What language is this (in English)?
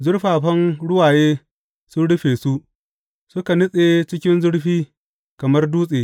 Hausa